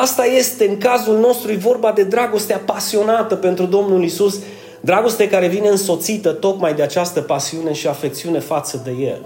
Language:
Romanian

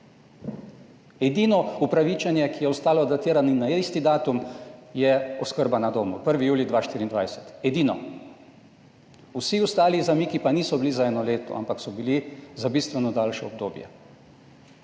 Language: Slovenian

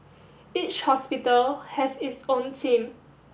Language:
English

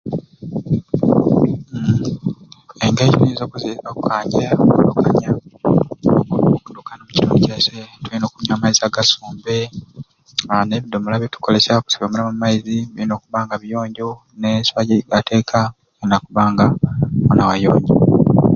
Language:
Ruuli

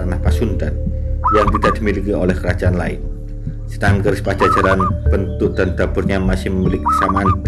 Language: Indonesian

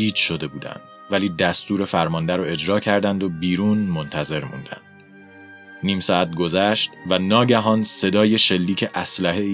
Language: Persian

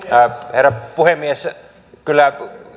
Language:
Finnish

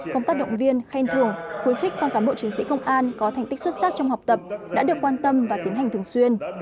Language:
Vietnamese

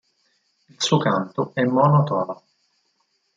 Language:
Italian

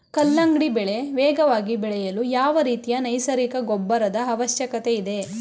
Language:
Kannada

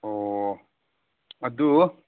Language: Manipuri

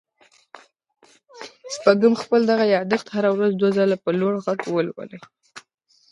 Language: Pashto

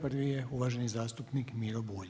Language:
Croatian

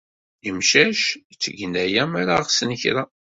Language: Kabyle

